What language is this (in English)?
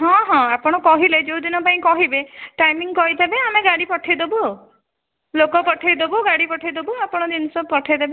Odia